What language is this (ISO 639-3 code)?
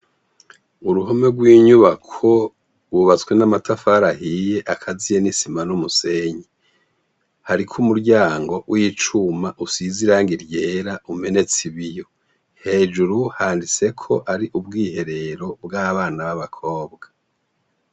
run